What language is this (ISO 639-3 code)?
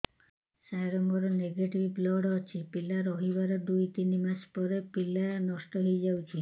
ori